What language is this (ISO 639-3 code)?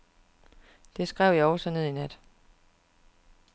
dan